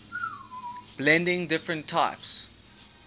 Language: English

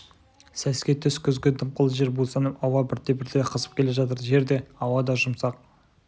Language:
Kazakh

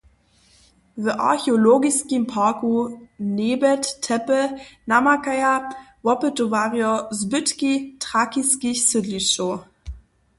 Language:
Upper Sorbian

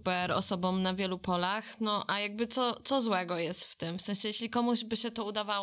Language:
Polish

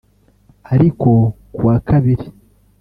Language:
Kinyarwanda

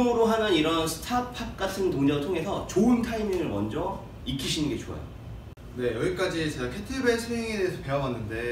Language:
Korean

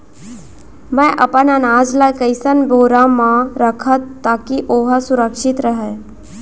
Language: Chhattisgarhi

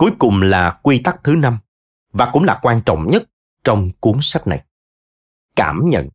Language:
Vietnamese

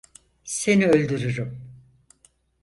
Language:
Turkish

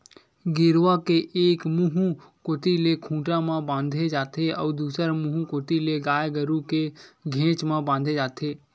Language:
Chhattisgarhi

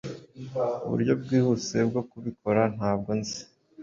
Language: Kinyarwanda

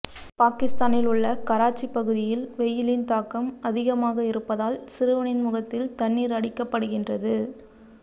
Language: Tamil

